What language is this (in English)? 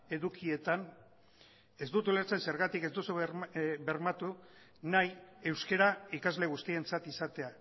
Basque